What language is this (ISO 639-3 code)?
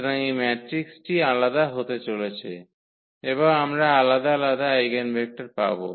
ben